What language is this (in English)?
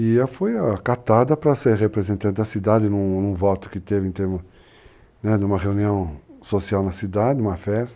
Portuguese